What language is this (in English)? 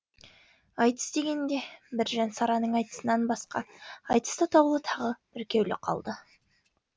Kazakh